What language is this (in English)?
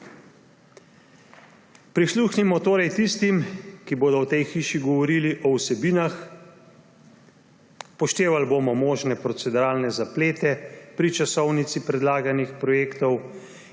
Slovenian